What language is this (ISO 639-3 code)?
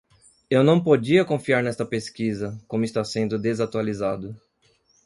por